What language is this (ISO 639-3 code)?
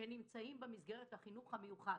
heb